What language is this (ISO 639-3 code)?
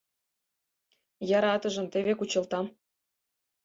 chm